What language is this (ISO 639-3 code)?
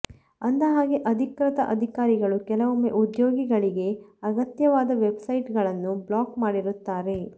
kan